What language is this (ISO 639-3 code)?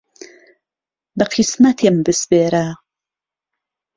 ckb